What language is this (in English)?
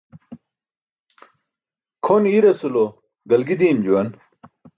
Burushaski